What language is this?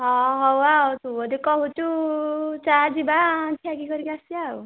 Odia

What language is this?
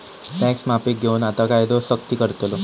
Marathi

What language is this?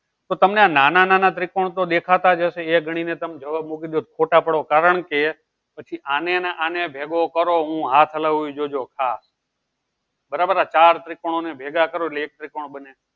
Gujarati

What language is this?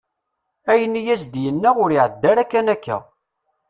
Kabyle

